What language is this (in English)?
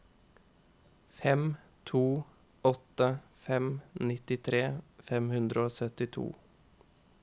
Norwegian